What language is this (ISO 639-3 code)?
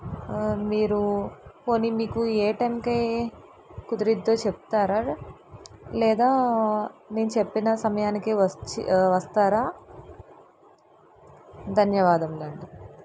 tel